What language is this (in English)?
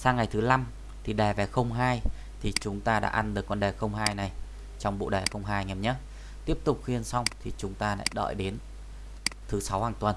Vietnamese